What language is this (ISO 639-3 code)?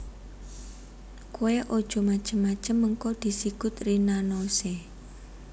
jav